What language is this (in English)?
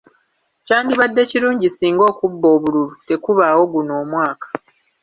Ganda